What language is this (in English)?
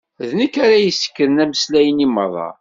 Kabyle